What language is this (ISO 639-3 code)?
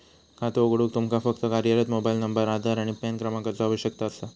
mar